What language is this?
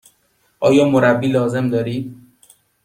Persian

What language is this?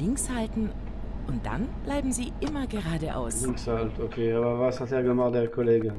German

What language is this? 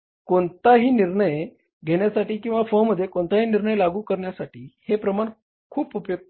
Marathi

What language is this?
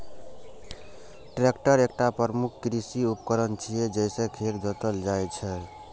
Maithili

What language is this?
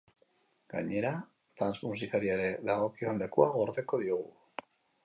Basque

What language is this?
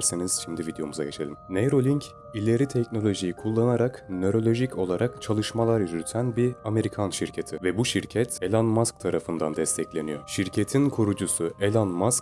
Turkish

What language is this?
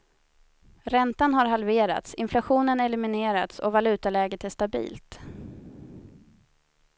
Swedish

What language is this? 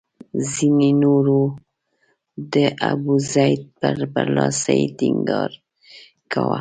Pashto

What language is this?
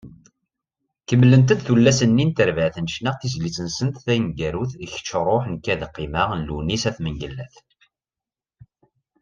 Kabyle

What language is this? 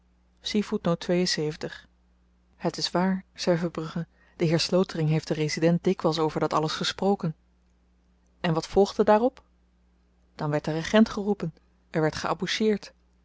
Dutch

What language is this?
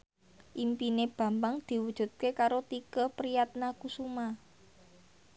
Javanese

